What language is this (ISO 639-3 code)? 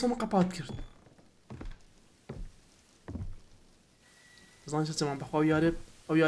ara